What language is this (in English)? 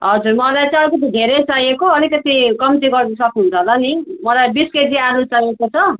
Nepali